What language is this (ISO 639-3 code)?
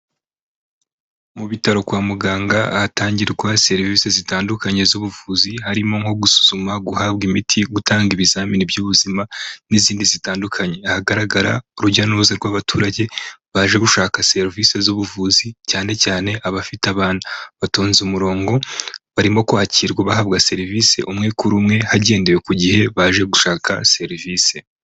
kin